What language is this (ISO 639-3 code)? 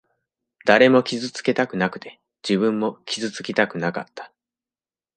jpn